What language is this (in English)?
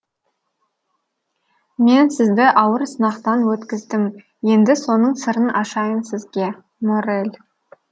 Kazakh